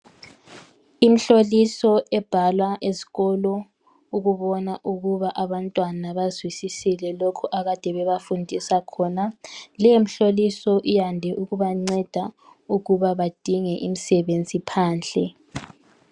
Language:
North Ndebele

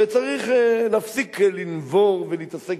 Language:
Hebrew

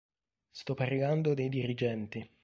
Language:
Italian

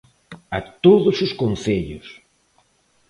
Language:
Galician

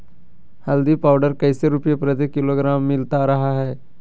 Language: Magahi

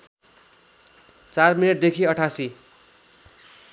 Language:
Nepali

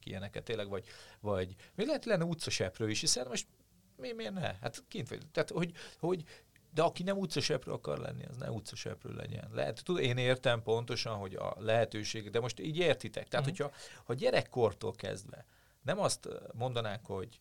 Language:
Hungarian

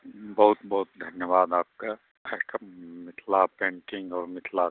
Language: Maithili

